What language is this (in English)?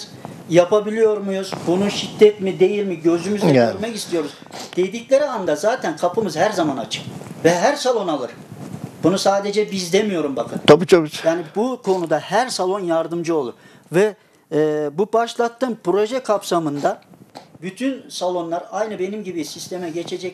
Turkish